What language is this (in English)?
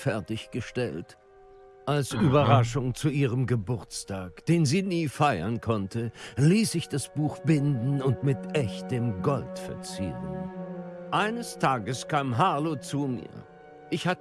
German